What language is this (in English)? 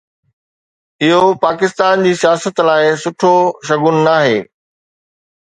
Sindhi